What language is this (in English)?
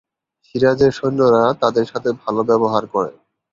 Bangla